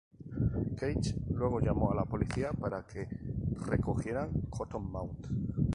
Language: Spanish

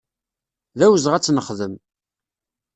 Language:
Kabyle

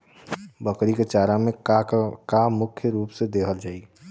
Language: Bhojpuri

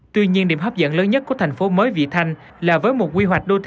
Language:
Vietnamese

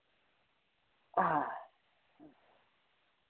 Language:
Santali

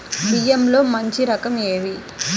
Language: Telugu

